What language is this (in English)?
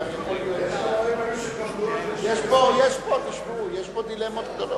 Hebrew